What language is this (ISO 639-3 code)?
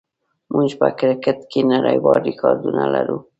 pus